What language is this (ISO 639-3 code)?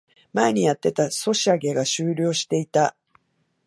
jpn